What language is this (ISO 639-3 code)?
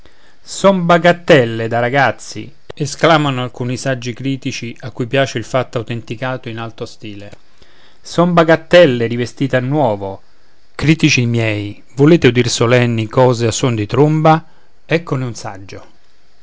ita